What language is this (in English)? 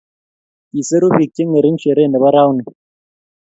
Kalenjin